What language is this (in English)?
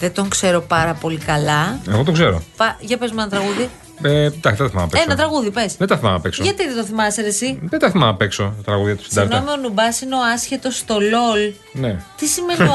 Greek